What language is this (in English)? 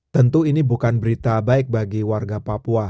Indonesian